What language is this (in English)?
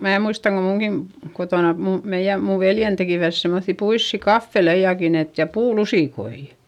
Finnish